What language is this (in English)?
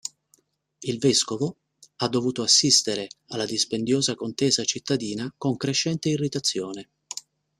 Italian